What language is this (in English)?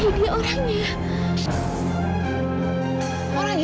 Indonesian